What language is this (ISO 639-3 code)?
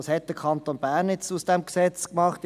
gsw